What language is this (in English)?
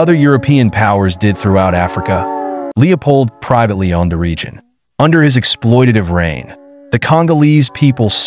English